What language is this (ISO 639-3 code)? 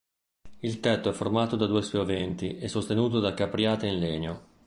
ita